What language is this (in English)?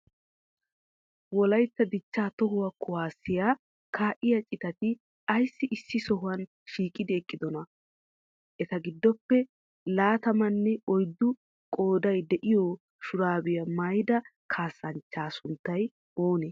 Wolaytta